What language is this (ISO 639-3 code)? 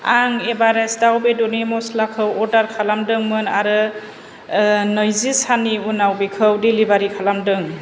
brx